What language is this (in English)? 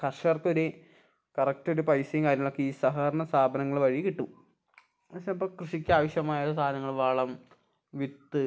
Malayalam